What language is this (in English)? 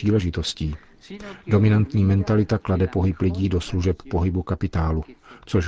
Czech